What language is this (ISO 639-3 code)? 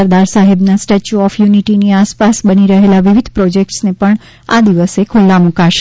guj